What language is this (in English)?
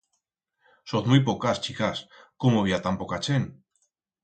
Aragonese